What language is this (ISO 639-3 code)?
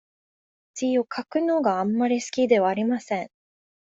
jpn